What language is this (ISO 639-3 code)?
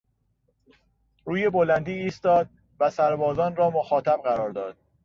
fas